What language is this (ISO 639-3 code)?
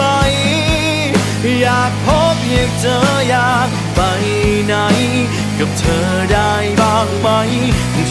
tha